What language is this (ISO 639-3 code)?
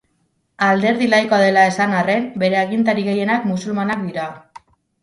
eus